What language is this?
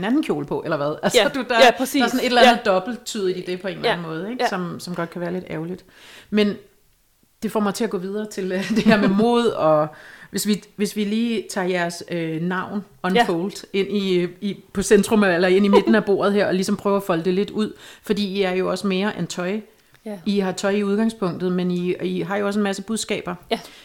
Danish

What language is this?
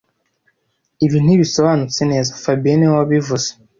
Kinyarwanda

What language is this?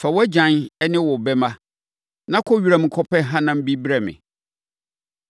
Akan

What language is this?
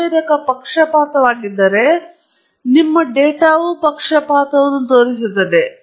Kannada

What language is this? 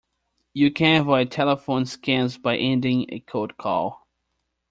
English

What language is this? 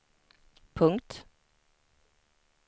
Swedish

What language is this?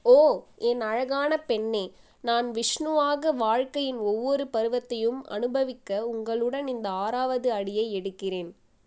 Tamil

